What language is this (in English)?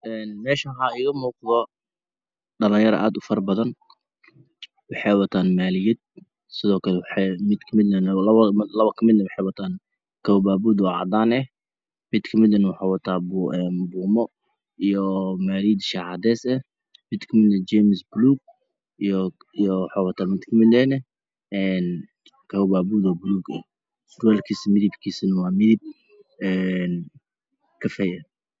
Somali